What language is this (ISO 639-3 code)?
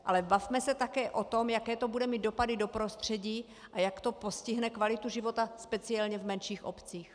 ces